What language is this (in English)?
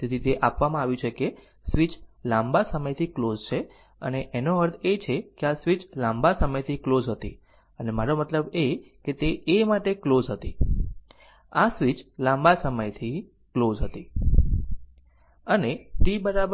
Gujarati